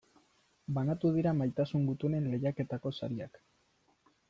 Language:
Basque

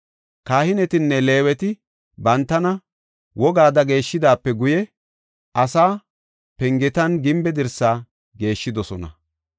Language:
Gofa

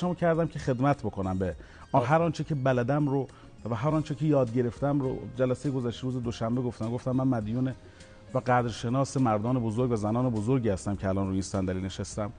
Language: Persian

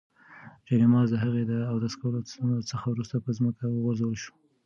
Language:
Pashto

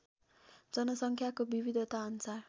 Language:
Nepali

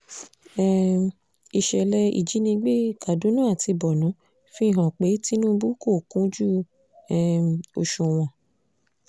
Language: Yoruba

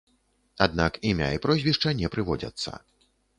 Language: Belarusian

